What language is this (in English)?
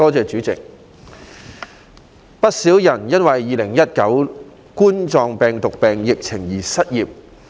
Cantonese